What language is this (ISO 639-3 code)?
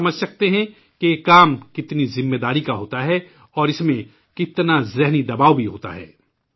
urd